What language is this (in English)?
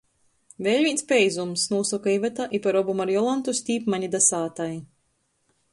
Latgalian